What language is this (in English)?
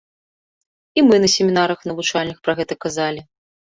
Belarusian